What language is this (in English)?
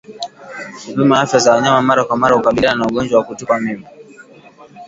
Swahili